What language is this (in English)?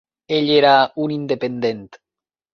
Catalan